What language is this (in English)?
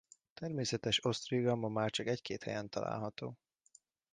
Hungarian